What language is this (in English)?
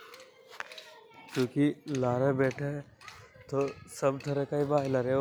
Hadothi